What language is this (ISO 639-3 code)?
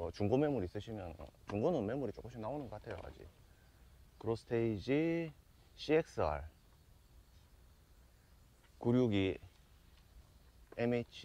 kor